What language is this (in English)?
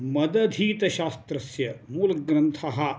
Sanskrit